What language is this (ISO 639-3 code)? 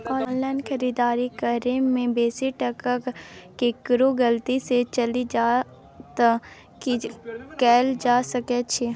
mai